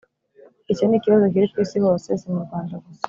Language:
Kinyarwanda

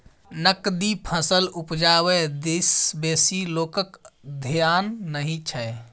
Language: Maithili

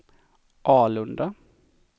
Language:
Swedish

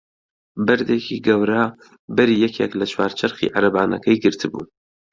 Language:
Central Kurdish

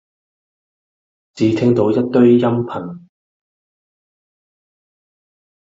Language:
Cantonese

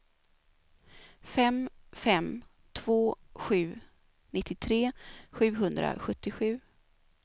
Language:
Swedish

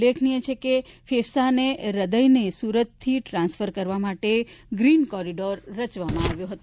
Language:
Gujarati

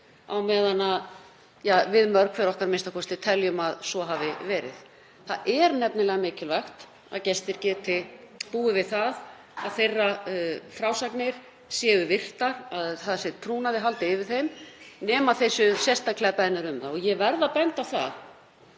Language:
Icelandic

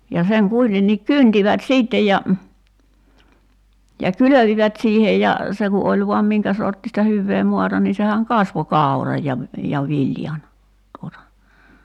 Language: Finnish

